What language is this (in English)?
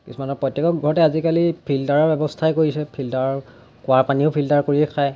Assamese